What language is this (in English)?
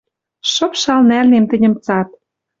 Western Mari